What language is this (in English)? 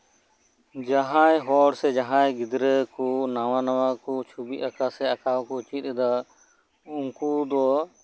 Santali